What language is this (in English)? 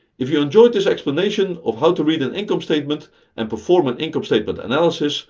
English